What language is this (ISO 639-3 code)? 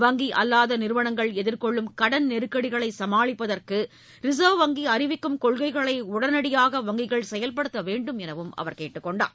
tam